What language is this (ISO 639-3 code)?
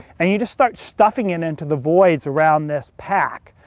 eng